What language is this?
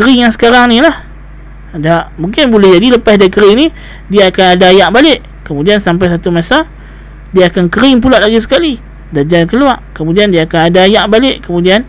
Malay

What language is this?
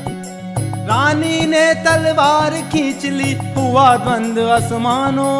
Hindi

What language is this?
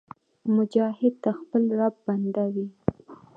Pashto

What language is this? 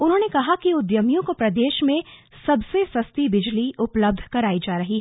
Hindi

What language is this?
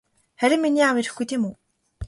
Mongolian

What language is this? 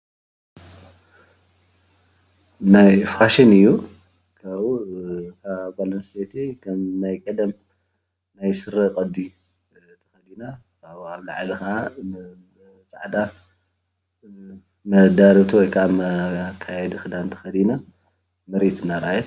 Tigrinya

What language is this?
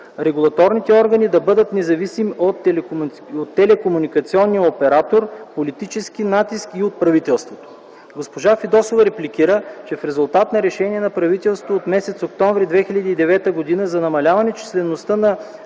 Bulgarian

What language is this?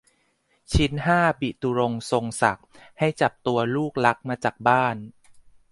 Thai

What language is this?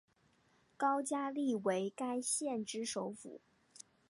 Chinese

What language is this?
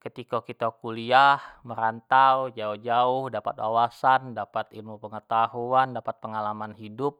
Jambi Malay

